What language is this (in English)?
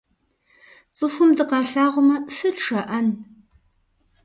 Kabardian